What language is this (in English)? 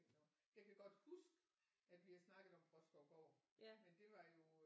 Danish